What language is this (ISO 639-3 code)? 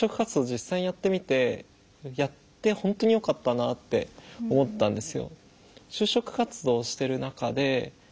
jpn